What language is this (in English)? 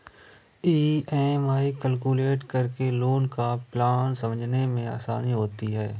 Hindi